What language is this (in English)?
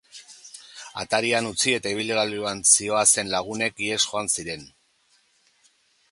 Basque